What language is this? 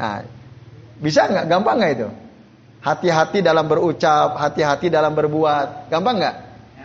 Indonesian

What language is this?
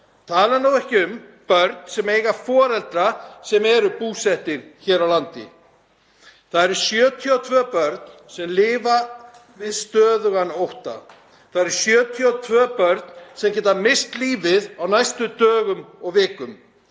Icelandic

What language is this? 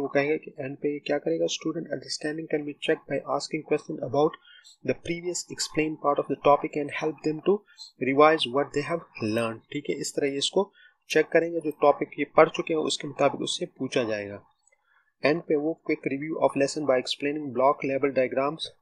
Hindi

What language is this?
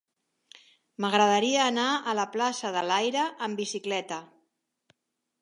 Catalan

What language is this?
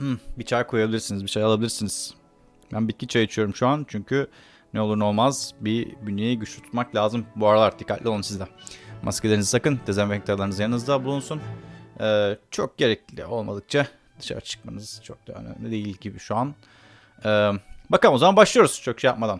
Turkish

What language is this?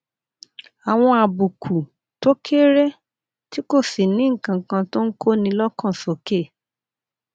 Yoruba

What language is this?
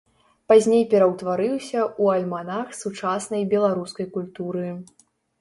Belarusian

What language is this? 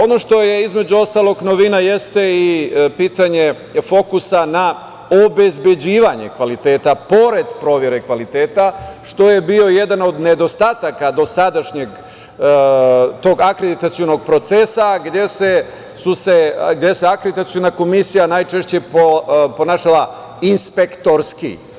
Serbian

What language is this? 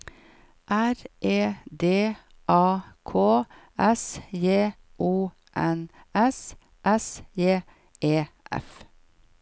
Norwegian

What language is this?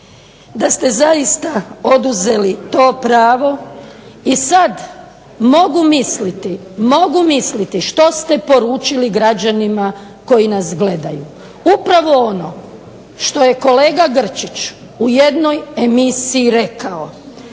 Croatian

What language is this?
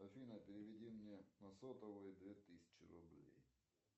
Russian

